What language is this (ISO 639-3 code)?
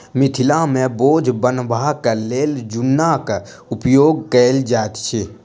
mai